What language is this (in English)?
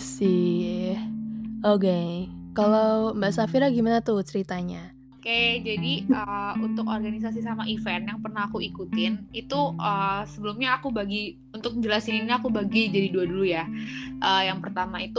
Indonesian